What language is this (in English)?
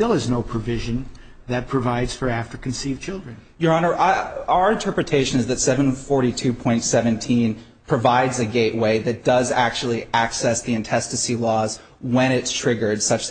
English